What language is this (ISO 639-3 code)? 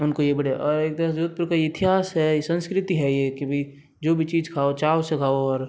hin